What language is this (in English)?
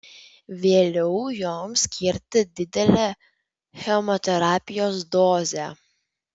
Lithuanian